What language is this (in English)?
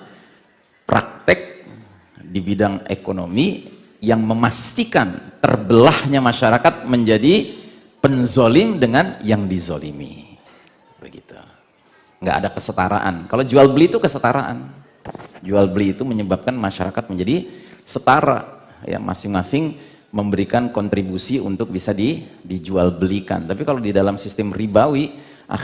Indonesian